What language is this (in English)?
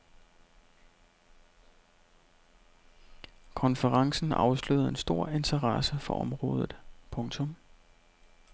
Danish